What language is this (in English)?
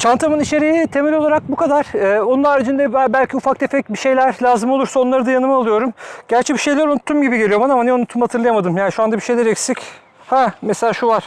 Turkish